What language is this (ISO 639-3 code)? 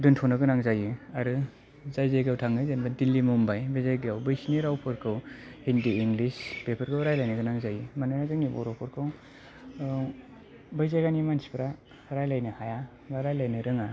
brx